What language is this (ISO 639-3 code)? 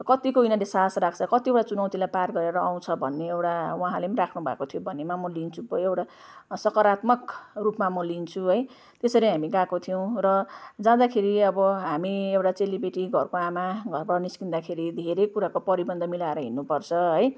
nep